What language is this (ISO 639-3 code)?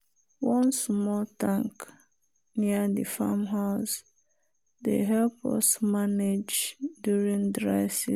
pcm